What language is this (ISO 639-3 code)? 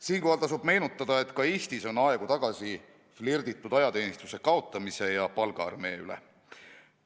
est